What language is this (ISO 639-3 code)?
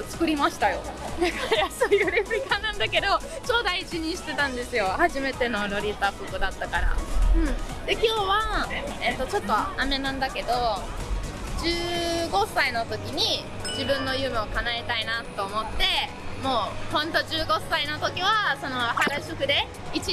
jpn